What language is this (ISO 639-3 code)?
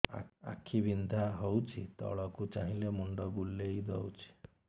ori